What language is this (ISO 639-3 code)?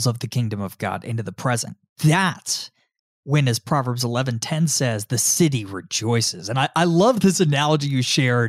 eng